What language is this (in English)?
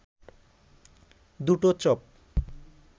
Bangla